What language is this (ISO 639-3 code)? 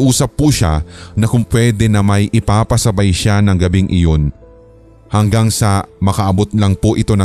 fil